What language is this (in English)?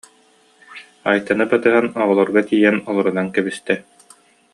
Yakut